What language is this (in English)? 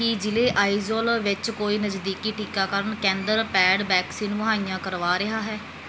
Punjabi